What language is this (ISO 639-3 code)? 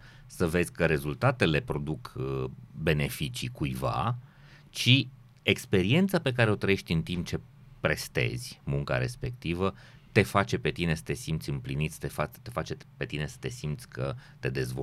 ron